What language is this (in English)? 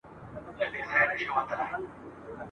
Pashto